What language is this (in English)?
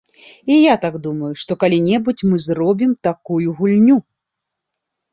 Belarusian